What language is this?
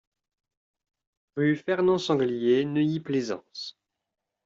French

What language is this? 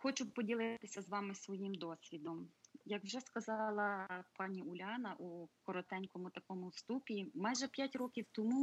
Ukrainian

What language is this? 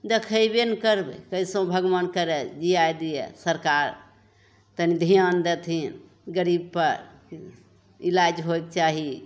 Maithili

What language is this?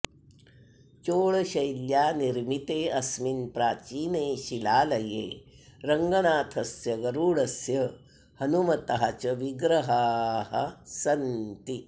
Sanskrit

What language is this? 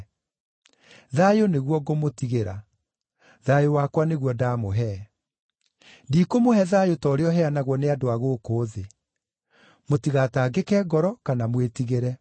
Kikuyu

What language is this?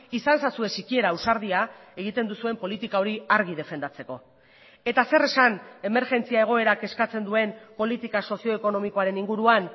Basque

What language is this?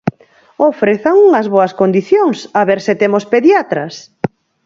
Galician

